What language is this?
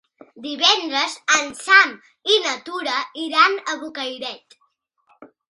Catalan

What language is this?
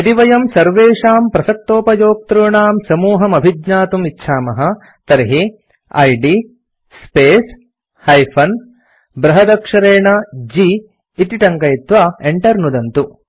Sanskrit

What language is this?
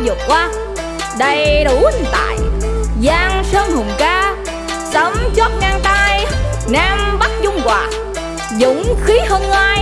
Vietnamese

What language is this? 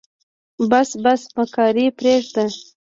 Pashto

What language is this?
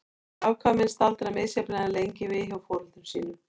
Icelandic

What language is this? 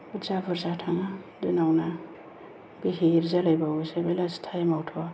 Bodo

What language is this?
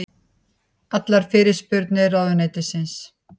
Icelandic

